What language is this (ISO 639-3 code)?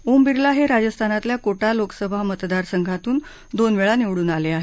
mar